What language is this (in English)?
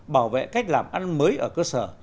Vietnamese